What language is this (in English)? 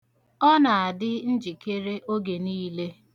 Igbo